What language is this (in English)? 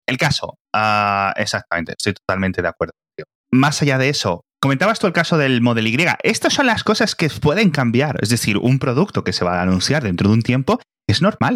Spanish